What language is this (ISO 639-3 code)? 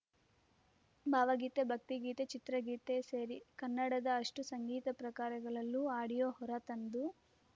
kan